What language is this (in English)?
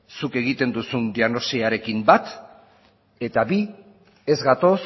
Basque